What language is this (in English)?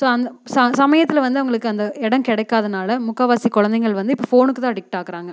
Tamil